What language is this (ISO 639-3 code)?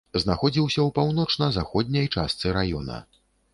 bel